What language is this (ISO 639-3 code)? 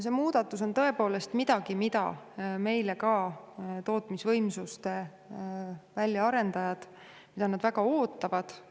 est